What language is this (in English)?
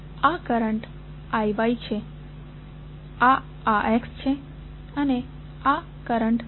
Gujarati